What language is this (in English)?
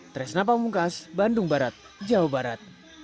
Indonesian